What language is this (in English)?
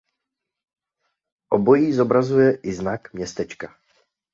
Czech